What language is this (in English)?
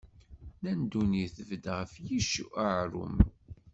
Kabyle